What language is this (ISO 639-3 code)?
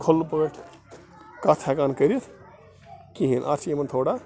kas